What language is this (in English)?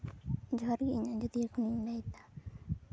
Santali